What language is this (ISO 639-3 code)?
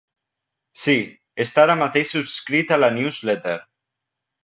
cat